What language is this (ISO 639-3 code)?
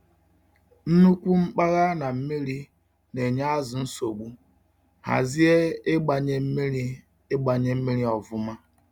ibo